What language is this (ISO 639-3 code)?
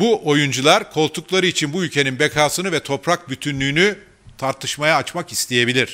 tur